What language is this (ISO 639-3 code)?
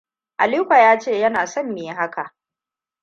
hau